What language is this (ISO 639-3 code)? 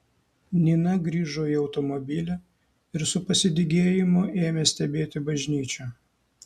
lit